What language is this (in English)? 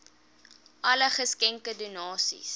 Afrikaans